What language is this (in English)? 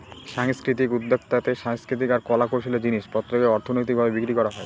Bangla